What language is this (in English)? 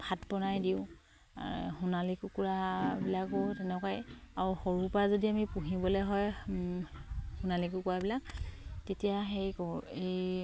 Assamese